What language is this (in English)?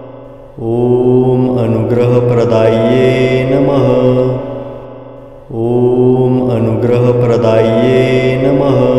Romanian